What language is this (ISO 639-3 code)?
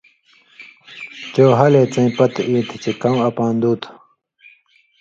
mvy